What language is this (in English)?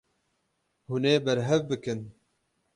Kurdish